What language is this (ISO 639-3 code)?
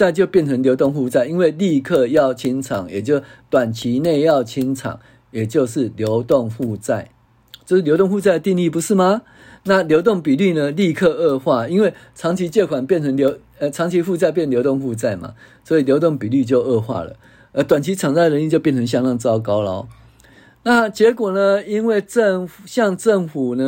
zho